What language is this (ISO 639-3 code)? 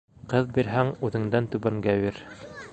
bak